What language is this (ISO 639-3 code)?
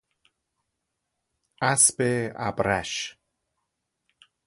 fas